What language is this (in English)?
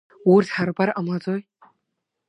Abkhazian